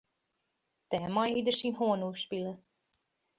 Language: Western Frisian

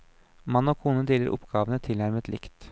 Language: Norwegian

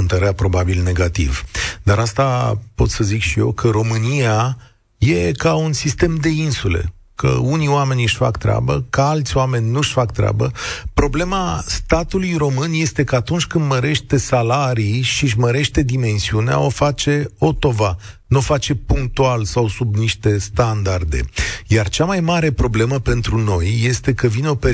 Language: Romanian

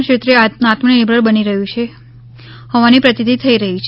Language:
Gujarati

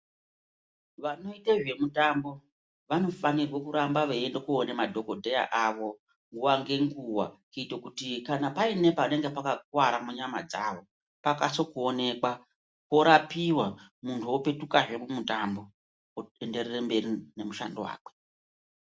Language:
Ndau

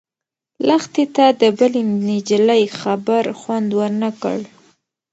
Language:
Pashto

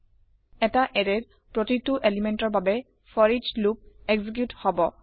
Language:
Assamese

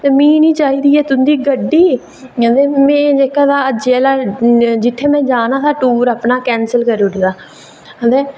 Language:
Dogri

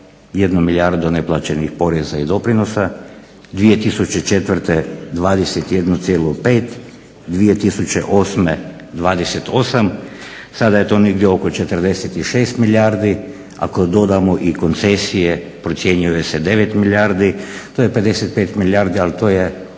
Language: Croatian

